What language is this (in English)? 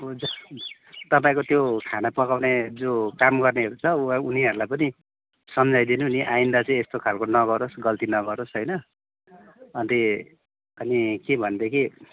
Nepali